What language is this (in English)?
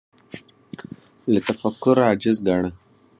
Pashto